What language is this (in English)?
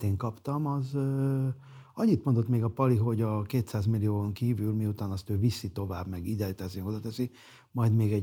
Hungarian